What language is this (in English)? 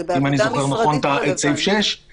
Hebrew